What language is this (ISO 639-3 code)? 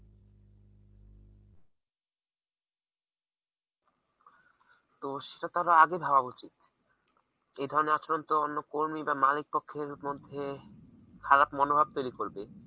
ben